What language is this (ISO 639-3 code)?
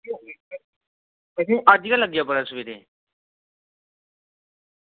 doi